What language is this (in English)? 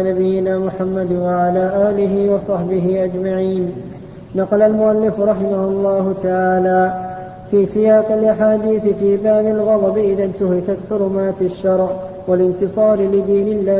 Arabic